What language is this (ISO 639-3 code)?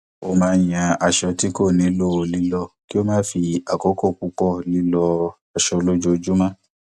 yor